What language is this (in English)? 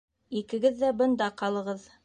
Bashkir